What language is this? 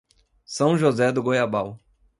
Portuguese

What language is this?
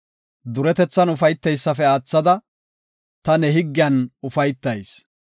Gofa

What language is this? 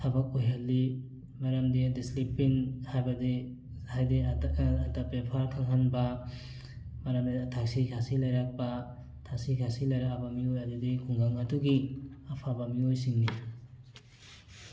Manipuri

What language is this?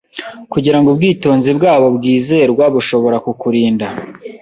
Kinyarwanda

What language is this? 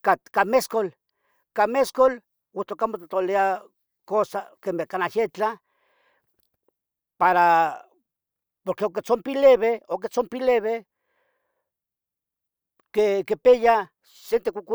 Tetelcingo Nahuatl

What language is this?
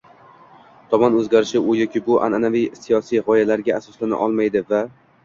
Uzbek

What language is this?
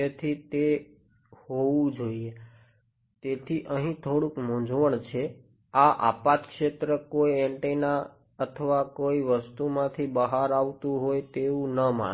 Gujarati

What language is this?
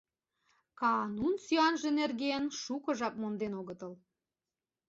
Mari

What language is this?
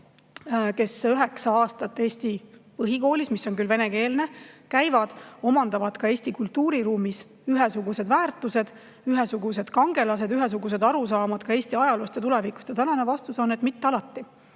Estonian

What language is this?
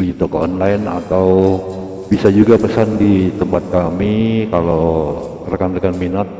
Indonesian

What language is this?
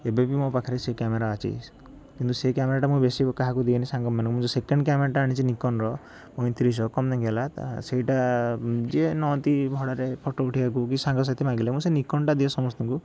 Odia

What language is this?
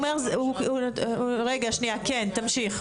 Hebrew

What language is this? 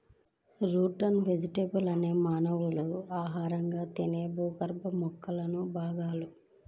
Telugu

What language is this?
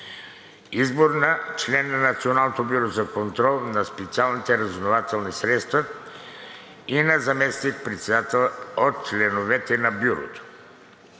Bulgarian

